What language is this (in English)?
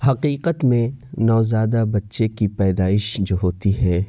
Urdu